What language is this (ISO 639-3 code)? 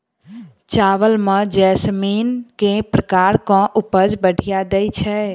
mai